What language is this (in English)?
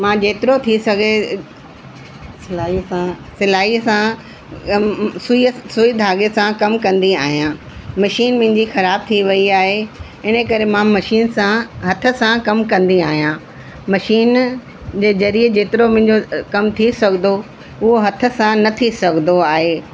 Sindhi